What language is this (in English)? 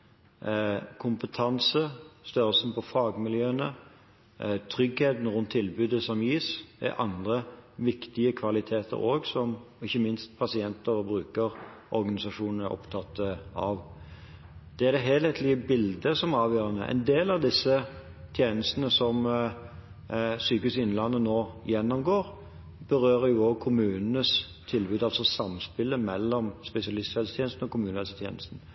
Norwegian Bokmål